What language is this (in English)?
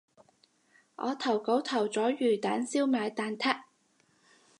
Cantonese